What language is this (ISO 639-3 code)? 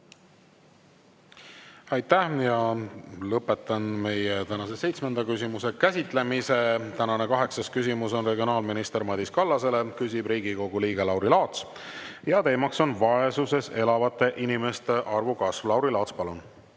est